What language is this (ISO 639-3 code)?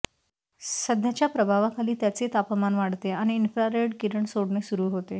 mar